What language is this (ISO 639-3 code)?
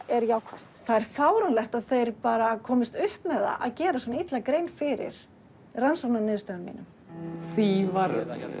isl